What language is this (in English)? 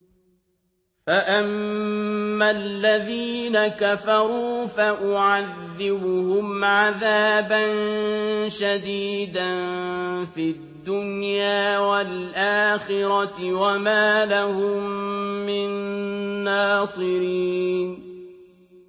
Arabic